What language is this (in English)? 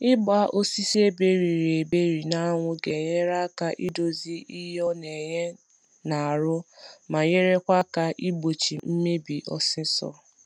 Igbo